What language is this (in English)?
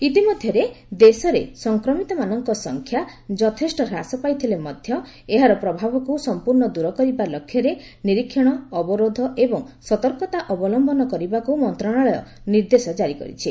Odia